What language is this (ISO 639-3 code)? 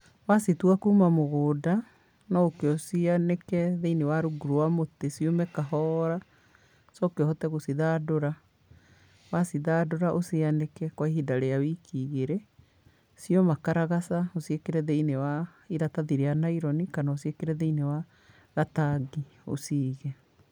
kik